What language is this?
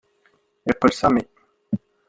Kabyle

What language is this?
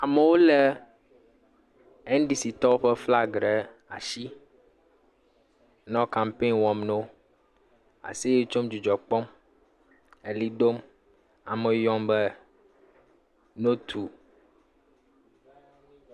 Ewe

